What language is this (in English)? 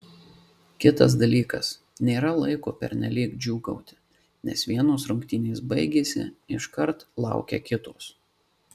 Lithuanian